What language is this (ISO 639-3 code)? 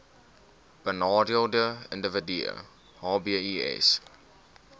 afr